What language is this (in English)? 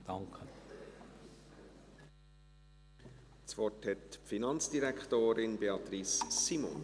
Swiss German